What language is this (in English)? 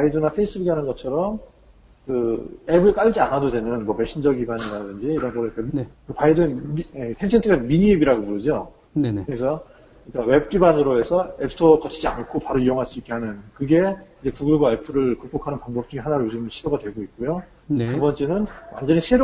Korean